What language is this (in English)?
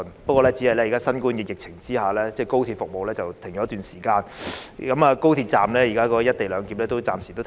Cantonese